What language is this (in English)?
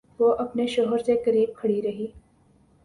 Urdu